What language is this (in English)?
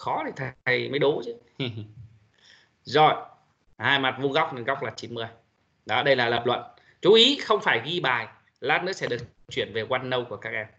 Vietnamese